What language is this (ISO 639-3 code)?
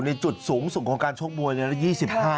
tha